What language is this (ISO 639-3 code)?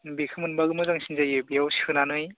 brx